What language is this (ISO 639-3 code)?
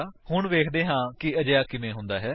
pan